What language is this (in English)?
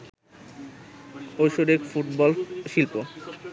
Bangla